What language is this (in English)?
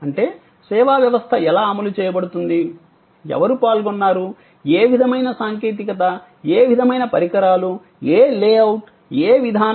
Telugu